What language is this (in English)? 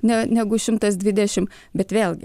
Lithuanian